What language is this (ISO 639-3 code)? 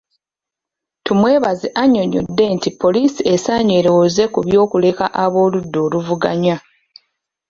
lug